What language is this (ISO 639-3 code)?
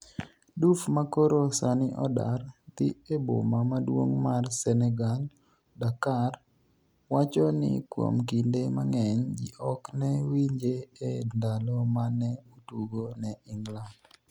luo